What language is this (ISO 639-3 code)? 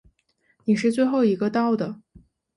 zho